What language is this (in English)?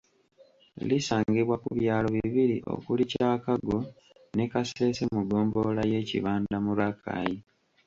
Ganda